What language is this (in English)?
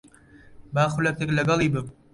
Central Kurdish